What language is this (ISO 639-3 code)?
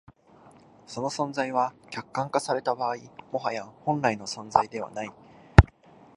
jpn